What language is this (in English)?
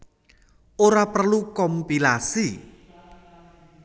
Javanese